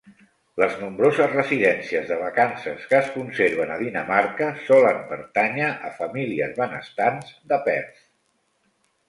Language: Catalan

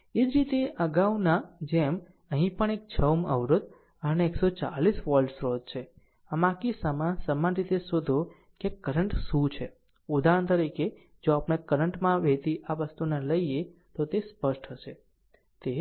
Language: Gujarati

